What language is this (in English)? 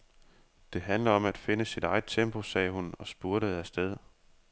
Danish